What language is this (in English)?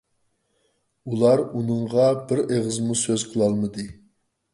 Uyghur